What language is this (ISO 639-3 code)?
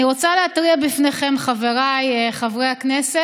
heb